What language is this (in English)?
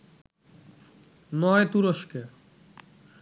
Bangla